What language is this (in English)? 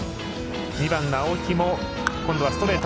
Japanese